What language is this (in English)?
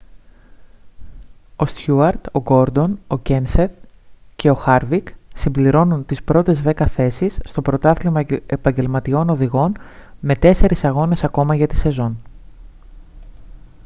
Greek